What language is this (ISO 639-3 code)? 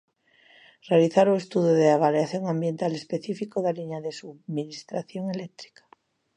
glg